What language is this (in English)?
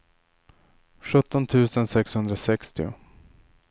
Swedish